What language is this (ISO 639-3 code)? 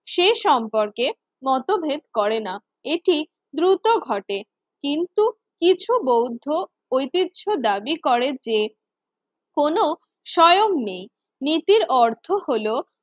ben